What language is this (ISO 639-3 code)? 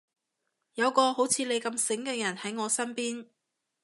yue